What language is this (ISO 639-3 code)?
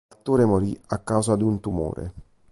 ita